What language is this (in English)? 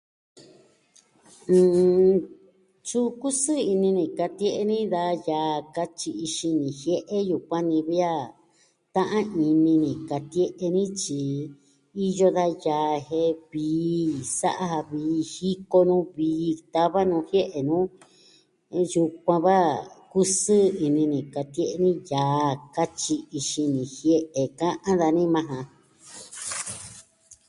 Southwestern Tlaxiaco Mixtec